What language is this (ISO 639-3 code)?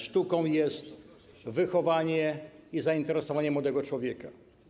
pol